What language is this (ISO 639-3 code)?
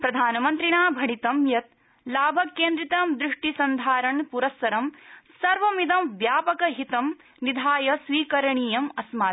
san